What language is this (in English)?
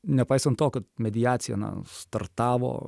Lithuanian